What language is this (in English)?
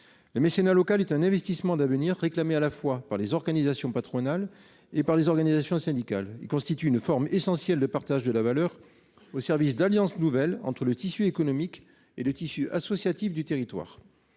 French